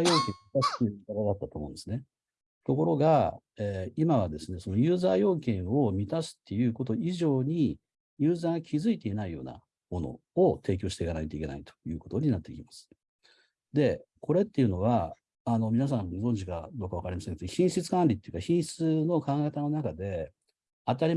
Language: Japanese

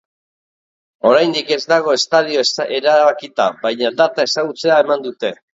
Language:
Basque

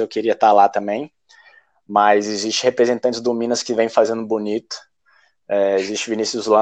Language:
Portuguese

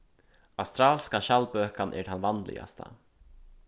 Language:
Faroese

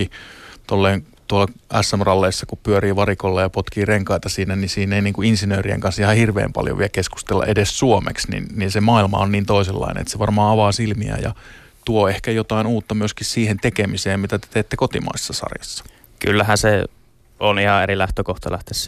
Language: Finnish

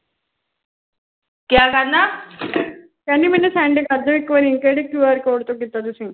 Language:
Punjabi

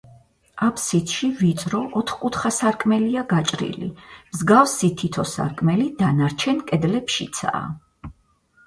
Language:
Georgian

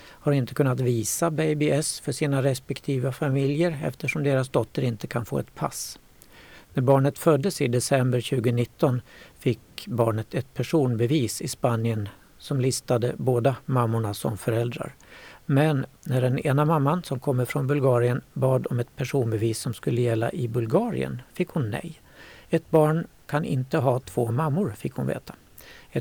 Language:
Swedish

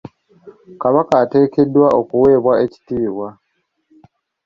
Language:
Ganda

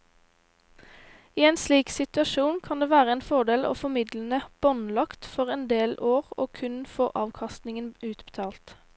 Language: Norwegian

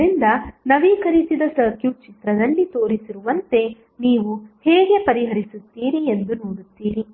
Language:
Kannada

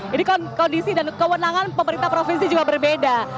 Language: Indonesian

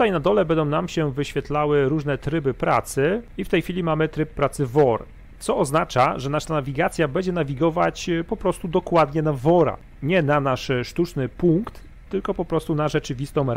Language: Polish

